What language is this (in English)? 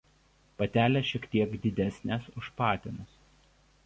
Lithuanian